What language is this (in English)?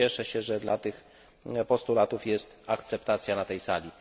Polish